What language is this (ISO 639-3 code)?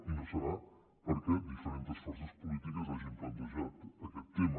cat